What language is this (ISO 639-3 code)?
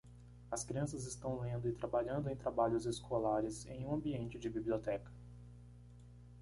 por